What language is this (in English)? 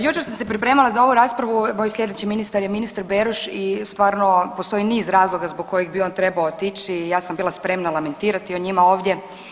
Croatian